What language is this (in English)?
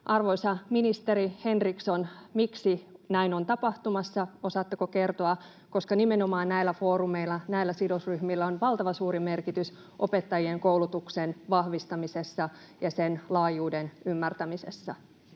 Finnish